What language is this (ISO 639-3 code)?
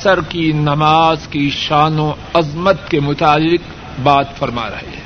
urd